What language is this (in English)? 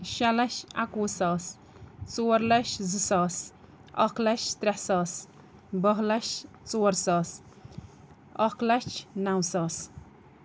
Kashmiri